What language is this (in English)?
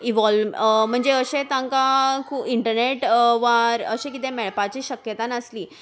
Konkani